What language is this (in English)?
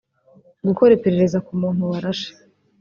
Kinyarwanda